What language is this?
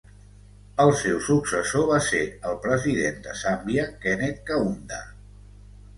Catalan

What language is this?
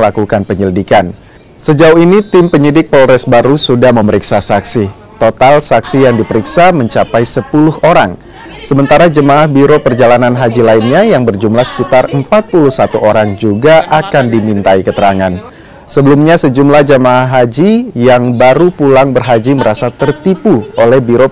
Indonesian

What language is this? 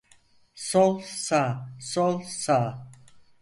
Turkish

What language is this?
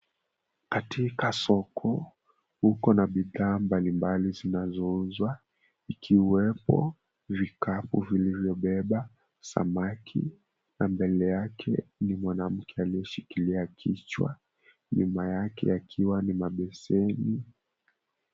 Swahili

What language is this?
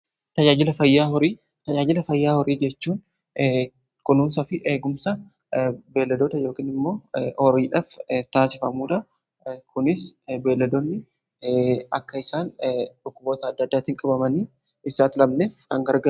Oromo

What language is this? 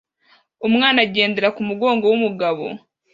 Kinyarwanda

